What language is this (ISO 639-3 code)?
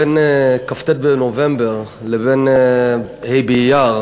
heb